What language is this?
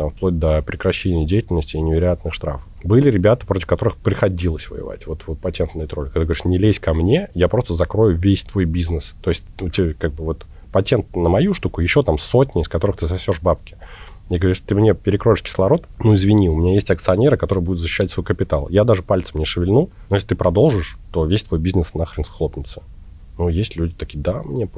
Russian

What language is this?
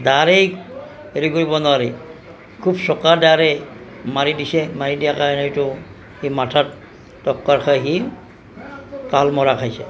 Assamese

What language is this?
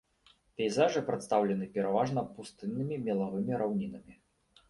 Belarusian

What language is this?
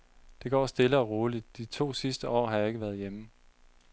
Danish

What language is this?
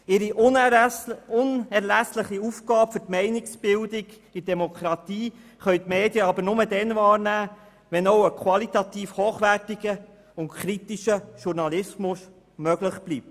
Swiss German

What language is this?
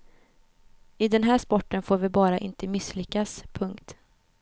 Swedish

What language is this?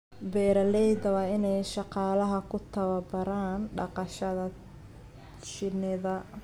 Somali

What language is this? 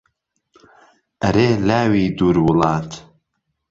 Central Kurdish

